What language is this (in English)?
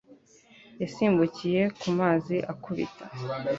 Kinyarwanda